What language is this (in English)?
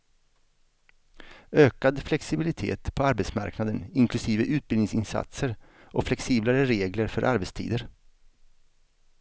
Swedish